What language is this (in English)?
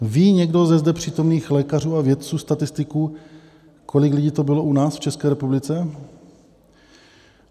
Czech